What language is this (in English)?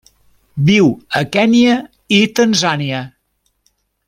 Catalan